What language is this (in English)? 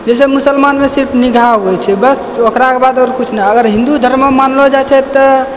Maithili